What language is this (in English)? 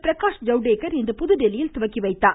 Tamil